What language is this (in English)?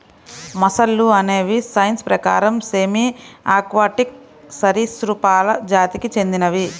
Telugu